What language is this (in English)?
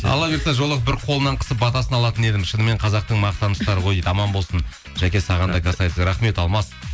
Kazakh